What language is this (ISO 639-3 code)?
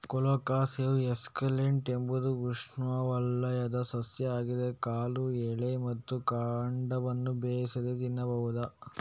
kan